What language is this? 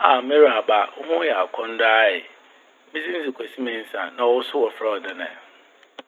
Akan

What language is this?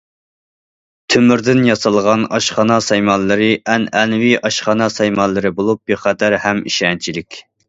Uyghur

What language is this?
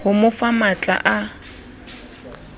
Southern Sotho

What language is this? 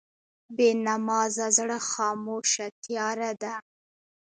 Pashto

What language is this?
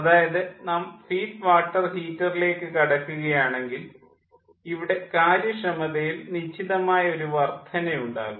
Malayalam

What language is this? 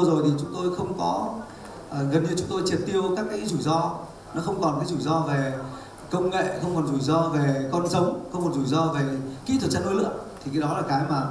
Vietnamese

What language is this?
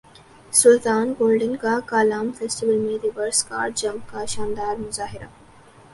Urdu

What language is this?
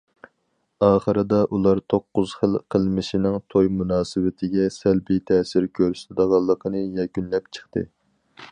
Uyghur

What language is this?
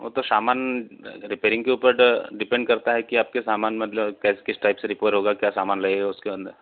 Hindi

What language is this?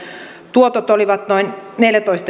Finnish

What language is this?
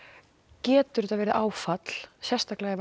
Icelandic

